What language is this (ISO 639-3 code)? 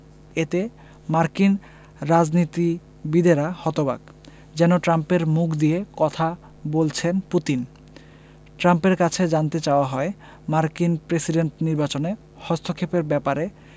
ben